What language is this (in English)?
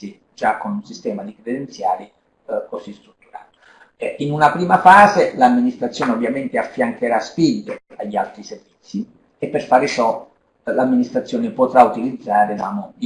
Italian